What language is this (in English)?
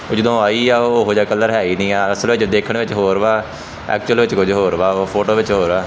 Punjabi